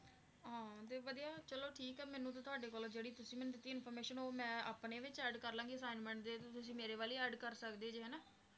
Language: Punjabi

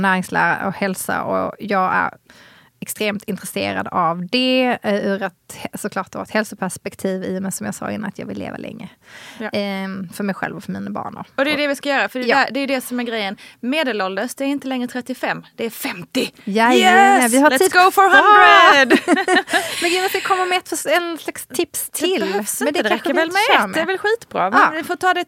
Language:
Swedish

